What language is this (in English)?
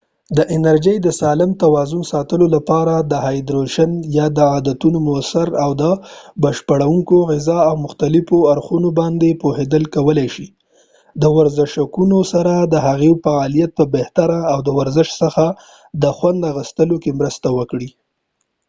Pashto